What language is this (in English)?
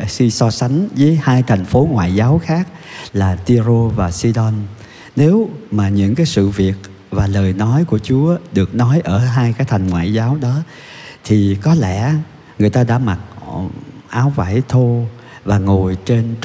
Vietnamese